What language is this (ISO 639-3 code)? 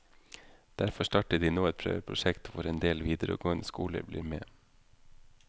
nor